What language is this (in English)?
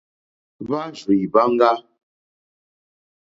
Mokpwe